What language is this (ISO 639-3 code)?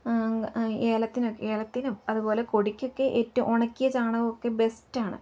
mal